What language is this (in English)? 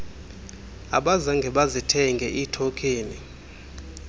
Xhosa